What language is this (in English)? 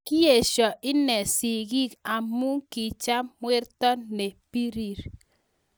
Kalenjin